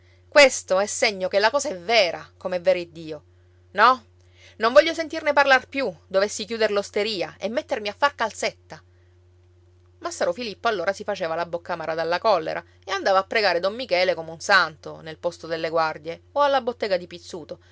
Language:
Italian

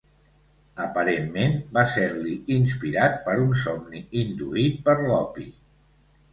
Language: Catalan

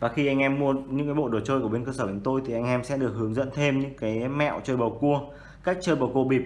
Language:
Vietnamese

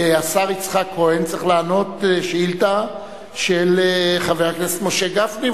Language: Hebrew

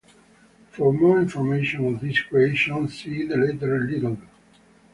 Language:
English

